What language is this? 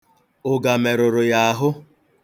Igbo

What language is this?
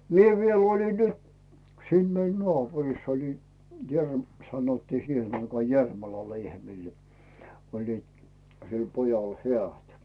Finnish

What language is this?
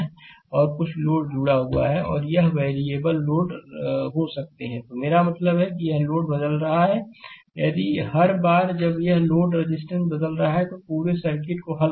Hindi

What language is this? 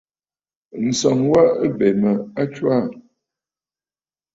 Bafut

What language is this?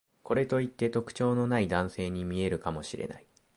Japanese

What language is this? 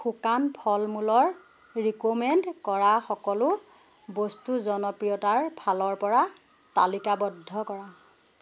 Assamese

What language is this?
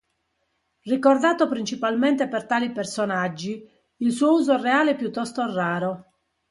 Italian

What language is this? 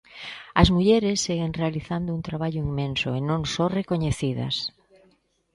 Galician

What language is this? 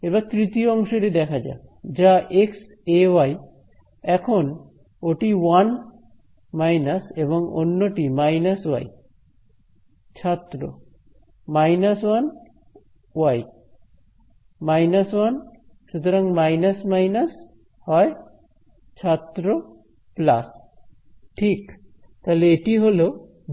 Bangla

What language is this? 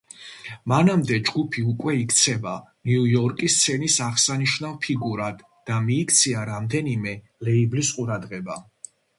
Georgian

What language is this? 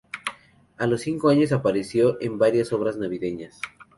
Spanish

